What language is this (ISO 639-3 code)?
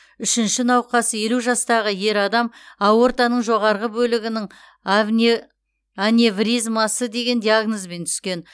kaz